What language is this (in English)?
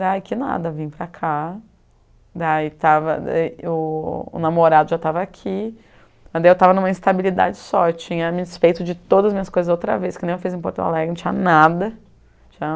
Portuguese